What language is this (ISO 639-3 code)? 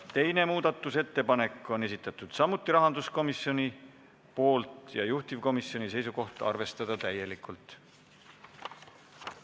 est